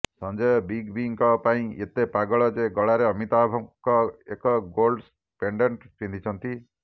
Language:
Odia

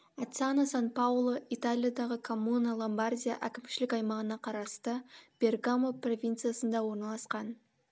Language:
Kazakh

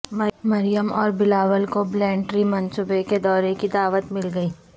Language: Urdu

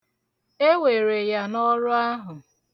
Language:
Igbo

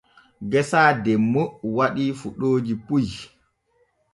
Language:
Borgu Fulfulde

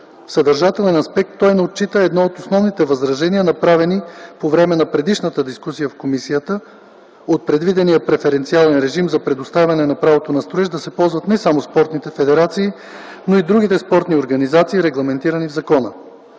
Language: Bulgarian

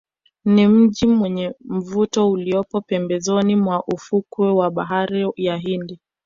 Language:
Swahili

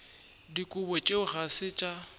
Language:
Northern Sotho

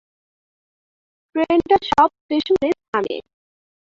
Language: Bangla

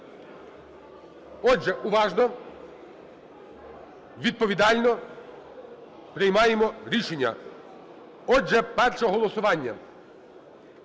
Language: Ukrainian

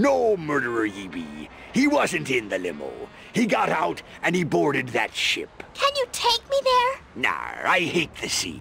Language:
English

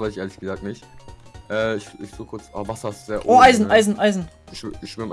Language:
German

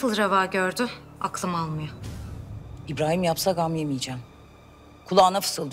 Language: Turkish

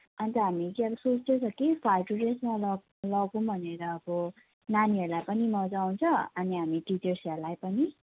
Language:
Nepali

